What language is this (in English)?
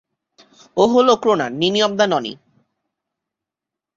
Bangla